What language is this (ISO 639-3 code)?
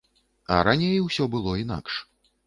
bel